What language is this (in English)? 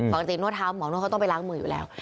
Thai